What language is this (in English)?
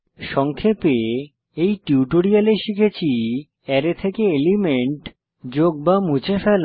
Bangla